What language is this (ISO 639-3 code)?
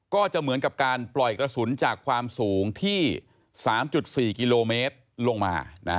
tha